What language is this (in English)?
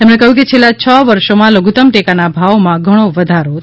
Gujarati